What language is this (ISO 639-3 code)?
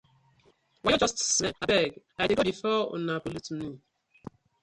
pcm